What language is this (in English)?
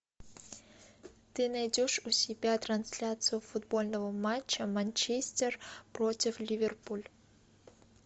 Russian